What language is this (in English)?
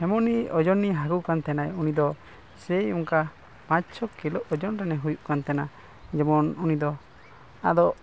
Santali